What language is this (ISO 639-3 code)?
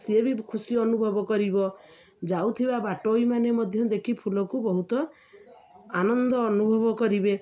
ori